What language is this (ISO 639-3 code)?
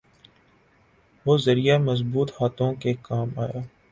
urd